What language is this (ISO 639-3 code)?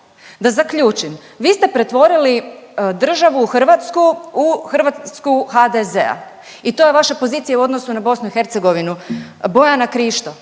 hrv